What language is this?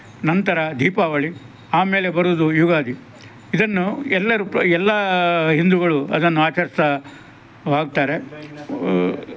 Kannada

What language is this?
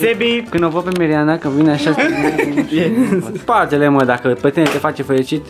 Romanian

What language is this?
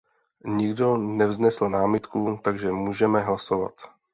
Czech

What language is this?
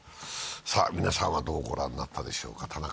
Japanese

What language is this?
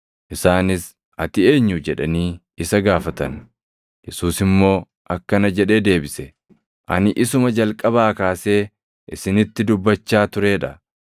Oromo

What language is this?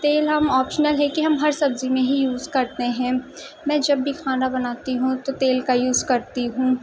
Urdu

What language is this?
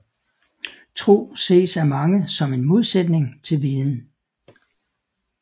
Danish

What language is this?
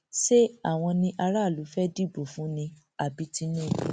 Yoruba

